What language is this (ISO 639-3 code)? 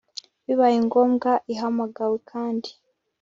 kin